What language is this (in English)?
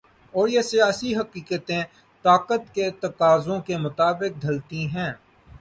Urdu